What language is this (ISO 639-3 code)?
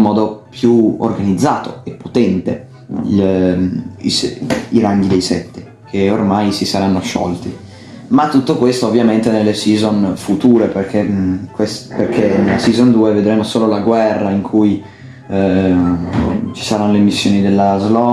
ita